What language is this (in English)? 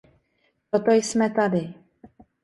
Czech